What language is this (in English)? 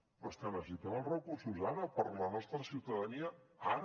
Catalan